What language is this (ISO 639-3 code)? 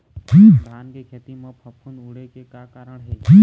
hne